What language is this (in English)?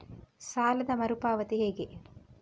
Kannada